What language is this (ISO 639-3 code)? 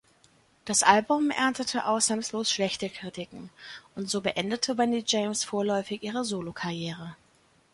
deu